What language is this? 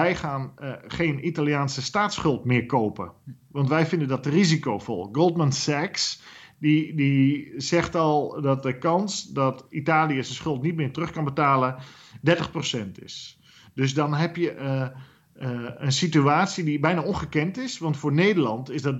Dutch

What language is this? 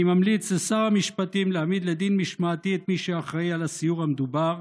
Hebrew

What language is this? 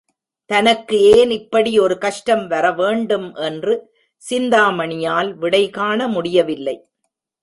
Tamil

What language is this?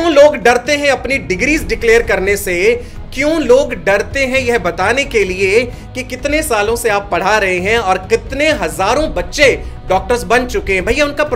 Hindi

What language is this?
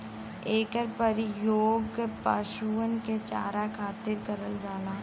Bhojpuri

